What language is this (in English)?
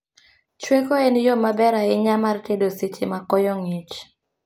Luo (Kenya and Tanzania)